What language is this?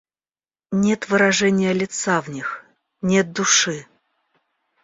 Russian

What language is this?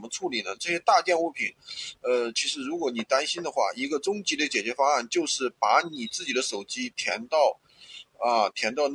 Chinese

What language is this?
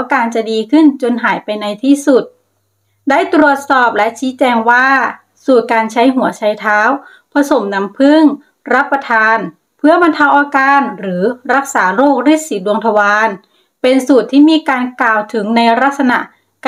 Thai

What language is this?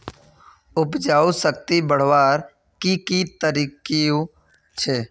Magahi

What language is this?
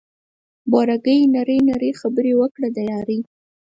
Pashto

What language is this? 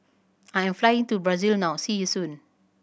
English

